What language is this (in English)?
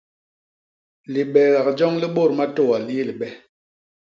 Basaa